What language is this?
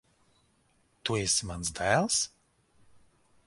Latvian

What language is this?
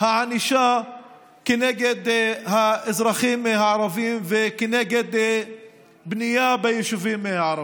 Hebrew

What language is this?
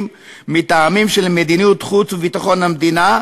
Hebrew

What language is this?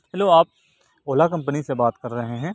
Urdu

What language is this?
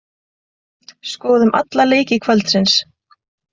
Icelandic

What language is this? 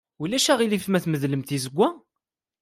Kabyle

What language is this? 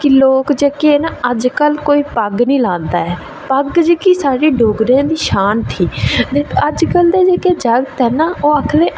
Dogri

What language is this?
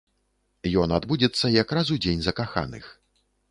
Belarusian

